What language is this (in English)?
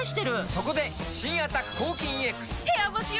Japanese